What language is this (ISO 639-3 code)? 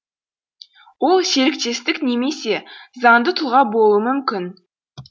kaz